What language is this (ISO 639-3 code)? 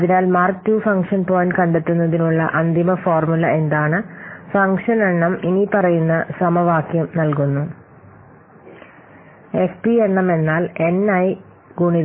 mal